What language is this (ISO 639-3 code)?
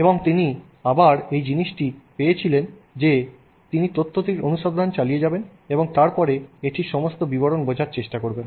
ben